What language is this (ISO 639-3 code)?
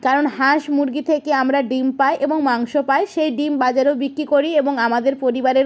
ben